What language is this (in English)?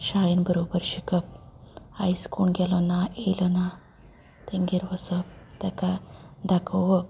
Konkani